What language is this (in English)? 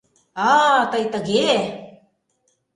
Mari